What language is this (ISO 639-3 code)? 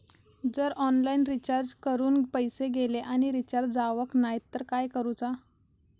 mar